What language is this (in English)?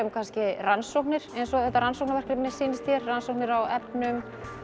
Icelandic